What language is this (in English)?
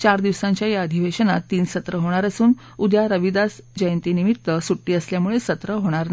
Marathi